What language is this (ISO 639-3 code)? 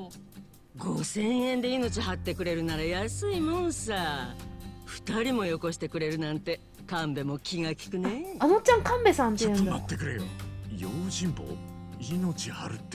jpn